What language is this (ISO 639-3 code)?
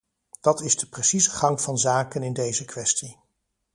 nld